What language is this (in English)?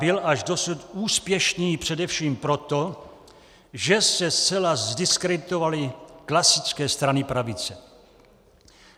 Czech